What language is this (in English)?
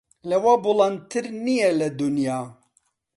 Central Kurdish